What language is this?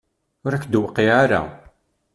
Kabyle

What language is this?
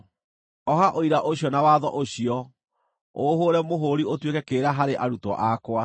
Kikuyu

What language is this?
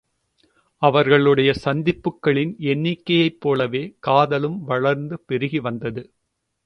Tamil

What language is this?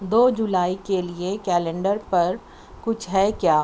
Urdu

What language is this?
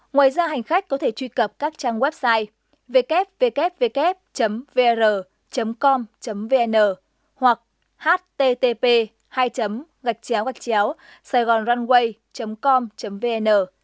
Vietnamese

